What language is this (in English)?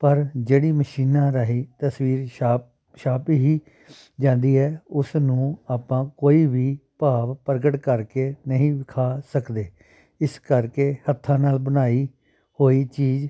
Punjabi